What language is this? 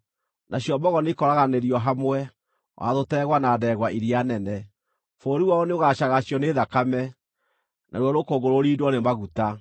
Kikuyu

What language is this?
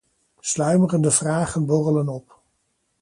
Dutch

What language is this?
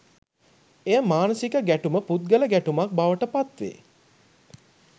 Sinhala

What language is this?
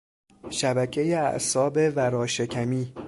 Persian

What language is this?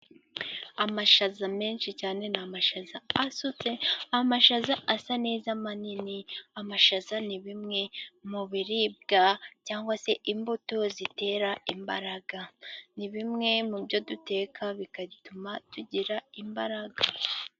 Kinyarwanda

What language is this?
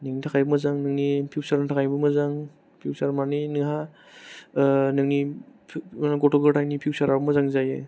Bodo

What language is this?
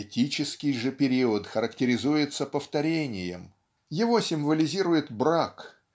Russian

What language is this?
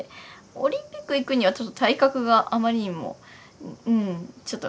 Japanese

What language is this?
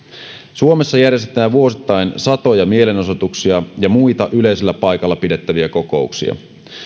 Finnish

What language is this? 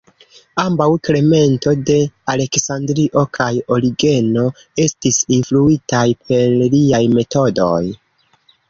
Esperanto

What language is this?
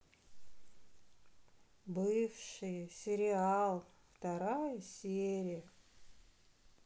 Russian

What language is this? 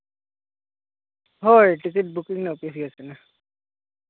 Santali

